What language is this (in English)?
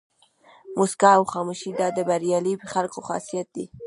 Pashto